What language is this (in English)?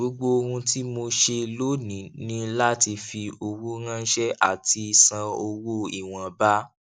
Yoruba